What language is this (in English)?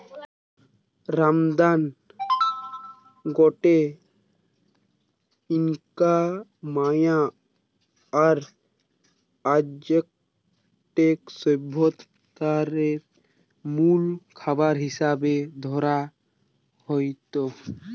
Bangla